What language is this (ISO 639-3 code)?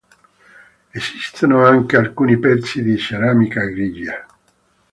ita